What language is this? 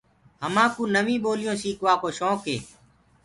Gurgula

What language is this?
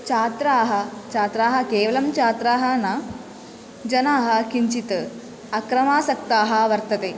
Sanskrit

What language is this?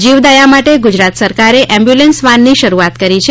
Gujarati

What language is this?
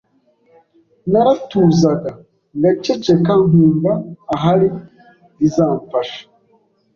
Kinyarwanda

